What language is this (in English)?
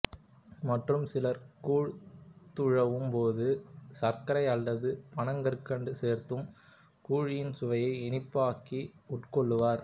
Tamil